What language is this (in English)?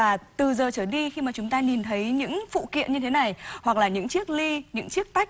Vietnamese